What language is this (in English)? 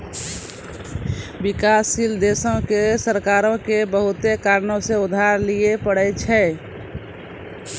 Maithili